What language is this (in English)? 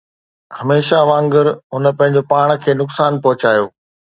Sindhi